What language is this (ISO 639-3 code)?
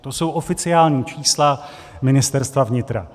ces